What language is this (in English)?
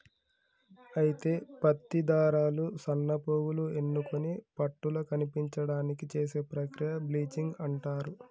Telugu